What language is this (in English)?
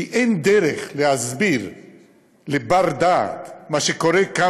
Hebrew